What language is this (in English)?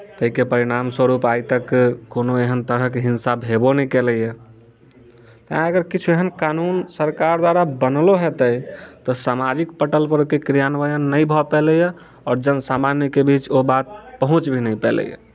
Maithili